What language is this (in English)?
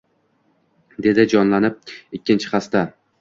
Uzbek